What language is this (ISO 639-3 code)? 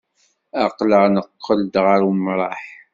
kab